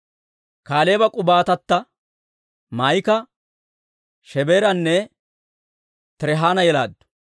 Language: Dawro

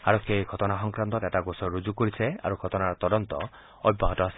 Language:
Assamese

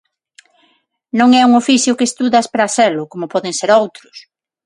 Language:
Galician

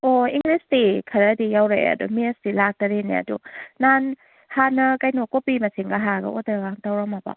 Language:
Manipuri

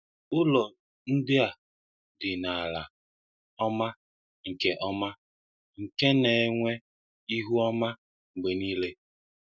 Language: Igbo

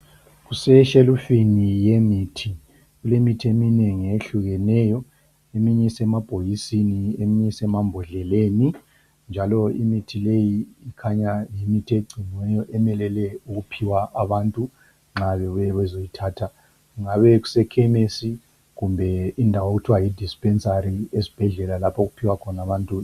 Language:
North Ndebele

